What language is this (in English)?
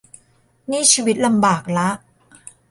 Thai